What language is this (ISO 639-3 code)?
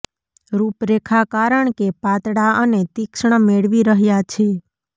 guj